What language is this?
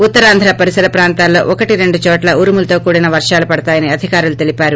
Telugu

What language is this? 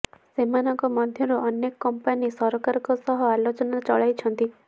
Odia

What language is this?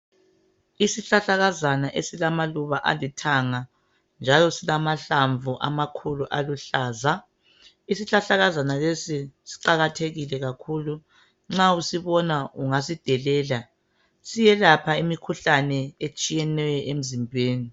North Ndebele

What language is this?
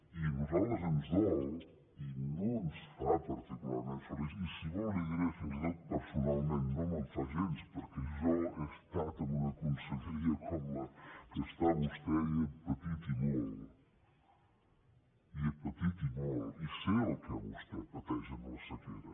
Catalan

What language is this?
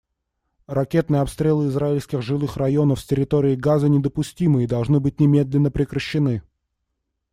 Russian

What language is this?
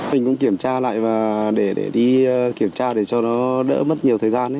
Vietnamese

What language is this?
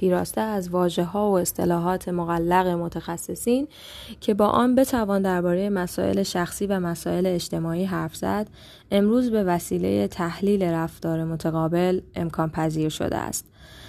Persian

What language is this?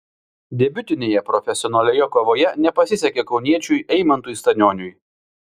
Lithuanian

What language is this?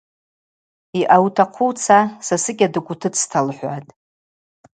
Abaza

